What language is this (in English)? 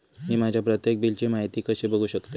Marathi